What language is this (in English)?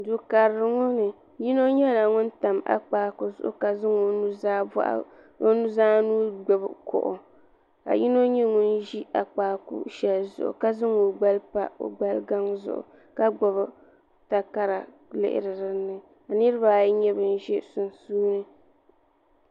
Dagbani